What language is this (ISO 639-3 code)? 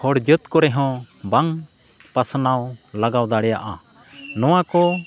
sat